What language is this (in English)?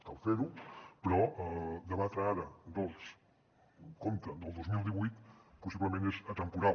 Catalan